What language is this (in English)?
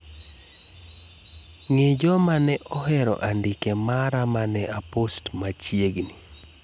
Luo (Kenya and Tanzania)